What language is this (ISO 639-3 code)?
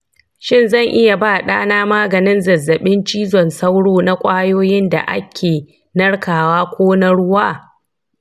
hau